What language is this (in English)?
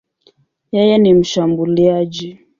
Swahili